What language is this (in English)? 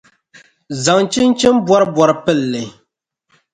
Dagbani